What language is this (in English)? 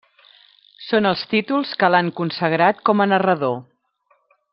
Catalan